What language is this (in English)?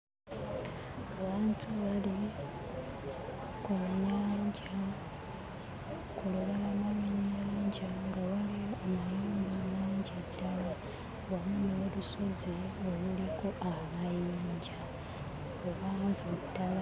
Ganda